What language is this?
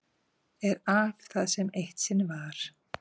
Icelandic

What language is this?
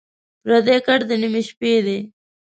Pashto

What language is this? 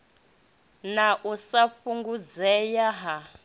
Venda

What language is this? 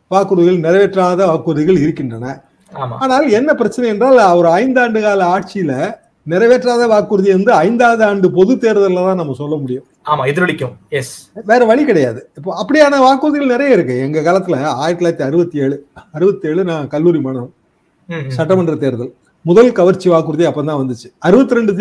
Hindi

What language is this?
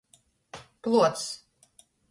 Latgalian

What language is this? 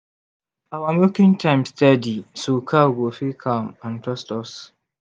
Nigerian Pidgin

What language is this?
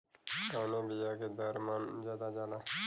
Bhojpuri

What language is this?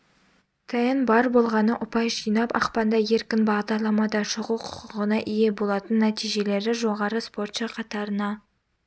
Kazakh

